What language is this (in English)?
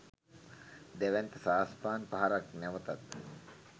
Sinhala